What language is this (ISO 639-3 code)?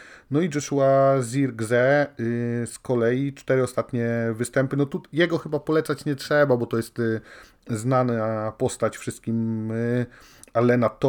pol